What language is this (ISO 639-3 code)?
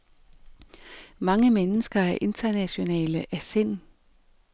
dan